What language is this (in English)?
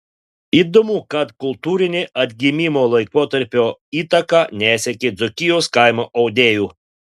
Lithuanian